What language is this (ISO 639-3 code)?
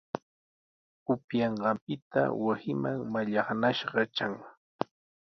qws